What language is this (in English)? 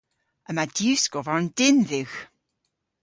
Cornish